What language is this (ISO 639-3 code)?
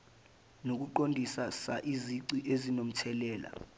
zul